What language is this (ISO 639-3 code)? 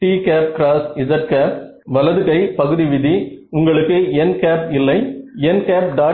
tam